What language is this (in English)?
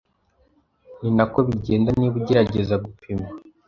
Kinyarwanda